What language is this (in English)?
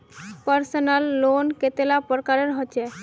Magahi